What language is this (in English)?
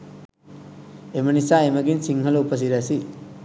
Sinhala